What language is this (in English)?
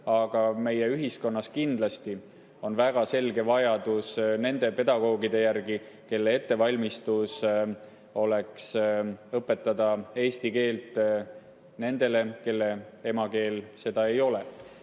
Estonian